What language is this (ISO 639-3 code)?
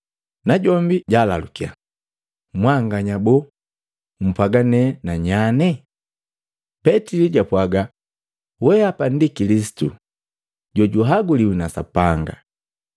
mgv